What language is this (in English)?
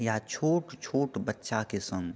Maithili